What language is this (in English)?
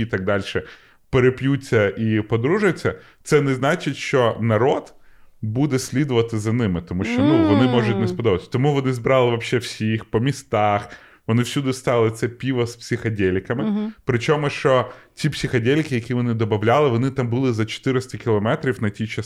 Ukrainian